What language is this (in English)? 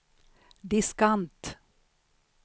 Swedish